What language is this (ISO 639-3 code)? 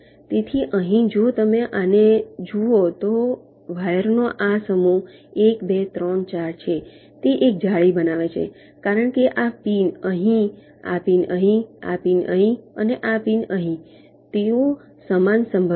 guj